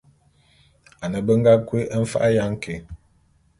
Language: Bulu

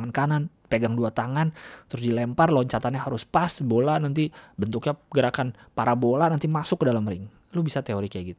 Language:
Indonesian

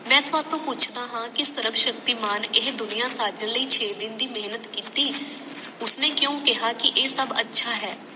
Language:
Punjabi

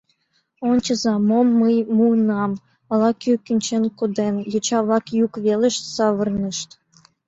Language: Mari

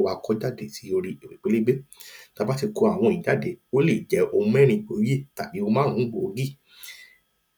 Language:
Yoruba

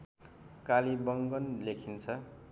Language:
Nepali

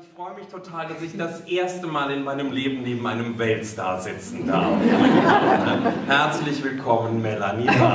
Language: German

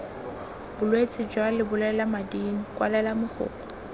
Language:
Tswana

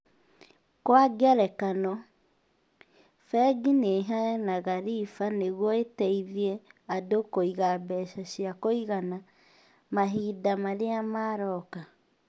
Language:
Kikuyu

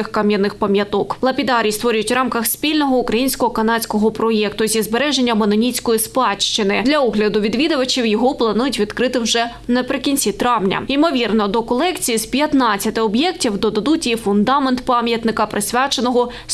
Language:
Ukrainian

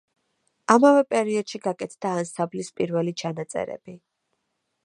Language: Georgian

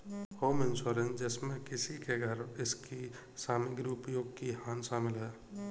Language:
Hindi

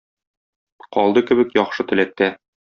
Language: Tatar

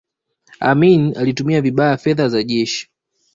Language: Swahili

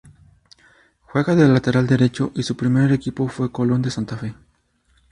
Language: Spanish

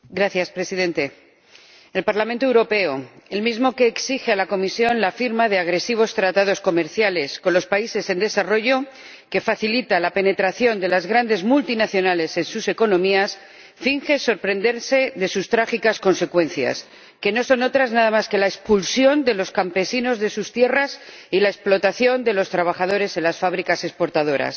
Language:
Spanish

